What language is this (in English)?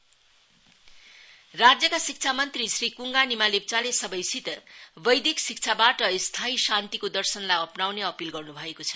Nepali